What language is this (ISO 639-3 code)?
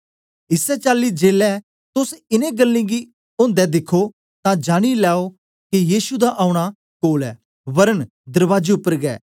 doi